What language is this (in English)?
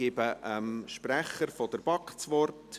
Swiss German